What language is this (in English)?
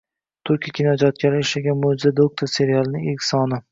Uzbek